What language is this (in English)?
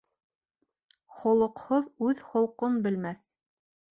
Bashkir